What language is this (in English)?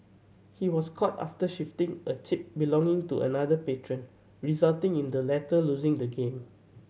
English